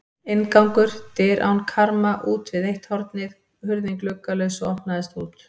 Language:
Icelandic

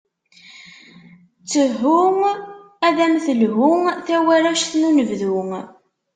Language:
Kabyle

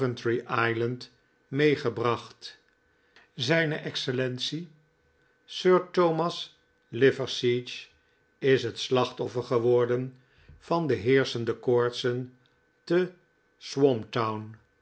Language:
Dutch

